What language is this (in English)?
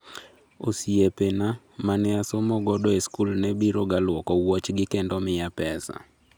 Luo (Kenya and Tanzania)